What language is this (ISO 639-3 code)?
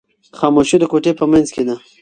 pus